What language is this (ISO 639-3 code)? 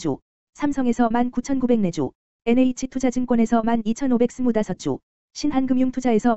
kor